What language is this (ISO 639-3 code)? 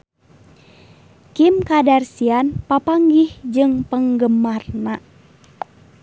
sun